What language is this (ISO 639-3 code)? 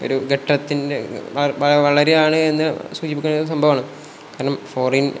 mal